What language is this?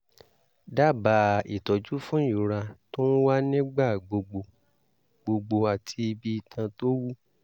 Yoruba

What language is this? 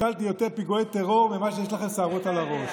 Hebrew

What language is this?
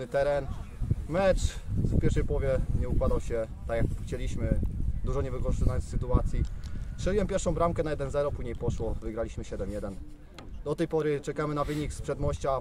Polish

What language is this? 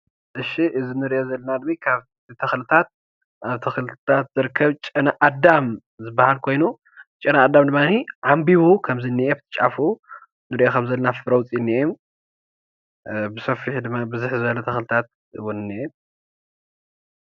Tigrinya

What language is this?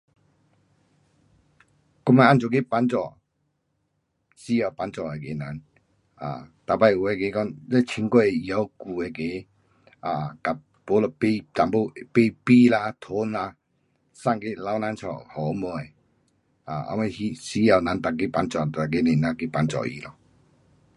Pu-Xian Chinese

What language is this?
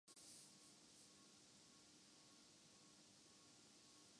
Urdu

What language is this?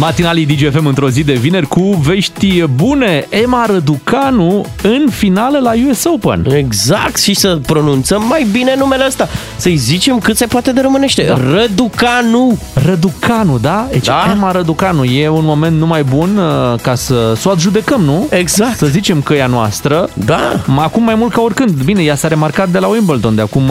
Romanian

